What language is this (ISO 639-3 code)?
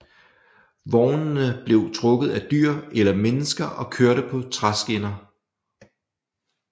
dan